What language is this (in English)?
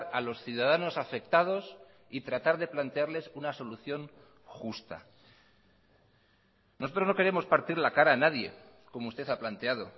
Spanish